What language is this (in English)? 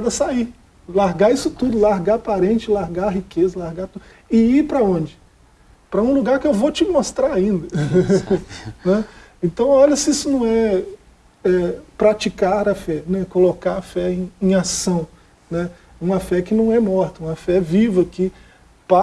Portuguese